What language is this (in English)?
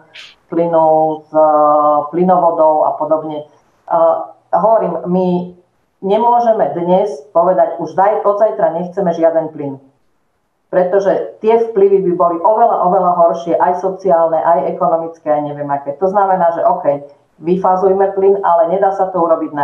Slovak